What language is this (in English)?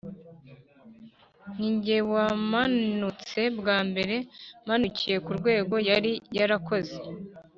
Kinyarwanda